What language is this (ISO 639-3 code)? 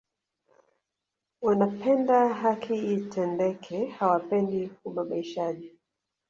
swa